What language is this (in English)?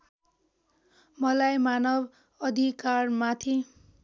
Nepali